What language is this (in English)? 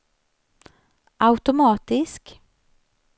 Swedish